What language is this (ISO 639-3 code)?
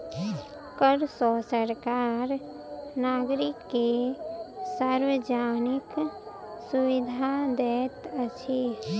mai